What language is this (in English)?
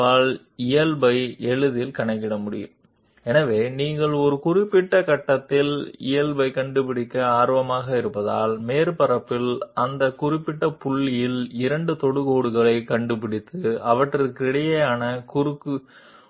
Telugu